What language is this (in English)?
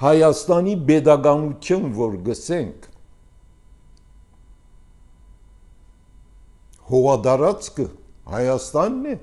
Turkish